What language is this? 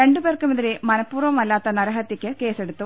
Malayalam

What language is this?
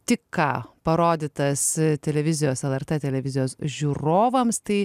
Lithuanian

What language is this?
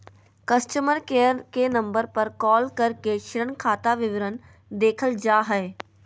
Magahi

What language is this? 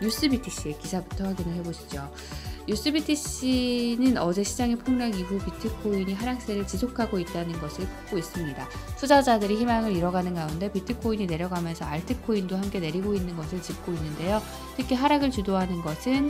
Korean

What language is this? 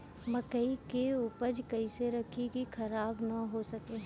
Bhojpuri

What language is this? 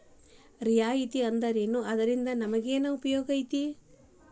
Kannada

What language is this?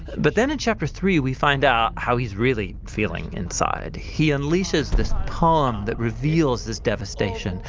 English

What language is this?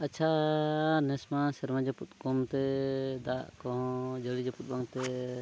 Santali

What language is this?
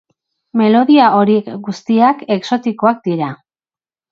Basque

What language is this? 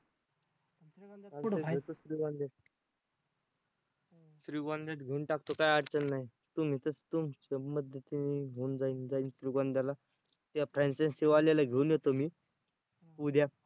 Marathi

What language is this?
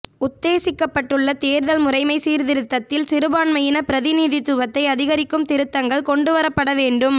Tamil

